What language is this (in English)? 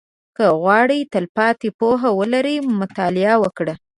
Pashto